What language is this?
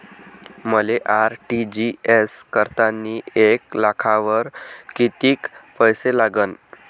Marathi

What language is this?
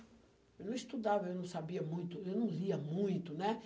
Portuguese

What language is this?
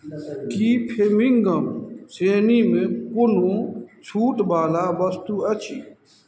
Maithili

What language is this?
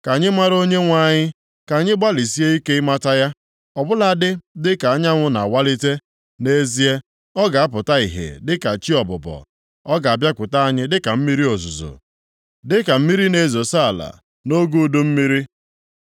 Igbo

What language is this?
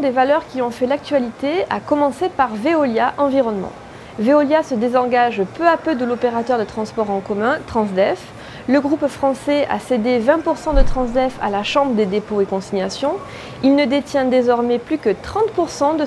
French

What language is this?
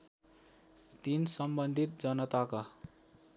Nepali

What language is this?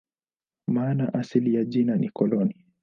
Swahili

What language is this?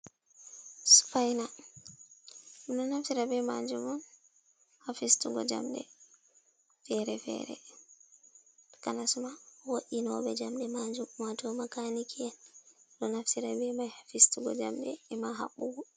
Fula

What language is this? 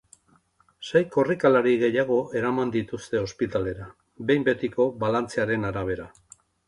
Basque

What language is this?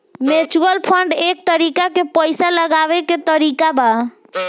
Bhojpuri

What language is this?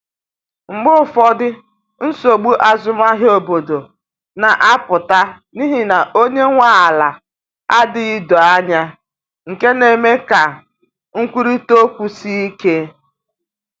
Igbo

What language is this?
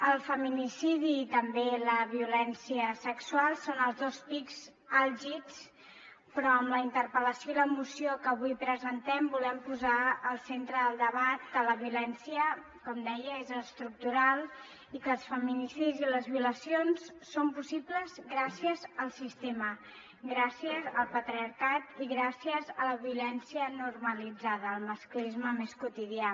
Catalan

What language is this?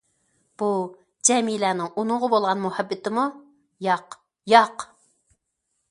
Uyghur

